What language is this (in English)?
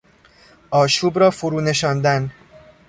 Persian